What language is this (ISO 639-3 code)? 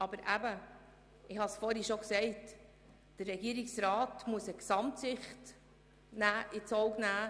gsw